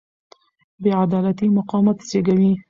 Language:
Pashto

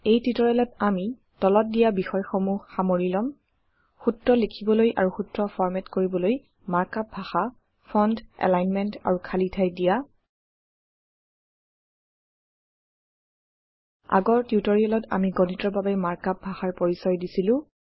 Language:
Assamese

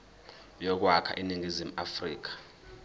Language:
Zulu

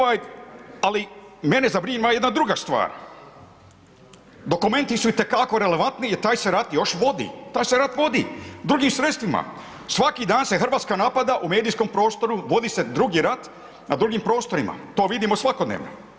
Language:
Croatian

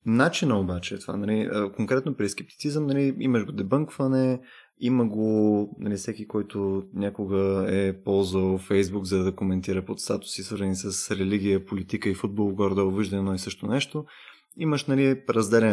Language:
Bulgarian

